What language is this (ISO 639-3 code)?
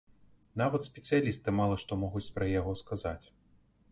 bel